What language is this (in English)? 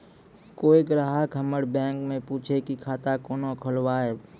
Maithili